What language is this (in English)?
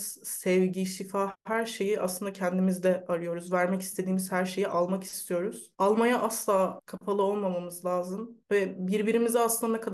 Turkish